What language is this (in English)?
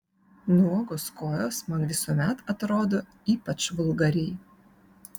Lithuanian